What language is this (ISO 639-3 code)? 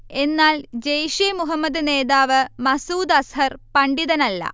mal